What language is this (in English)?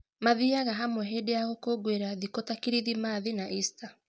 Kikuyu